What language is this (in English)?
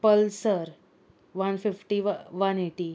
Konkani